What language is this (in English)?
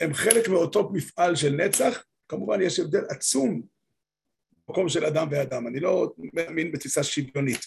Hebrew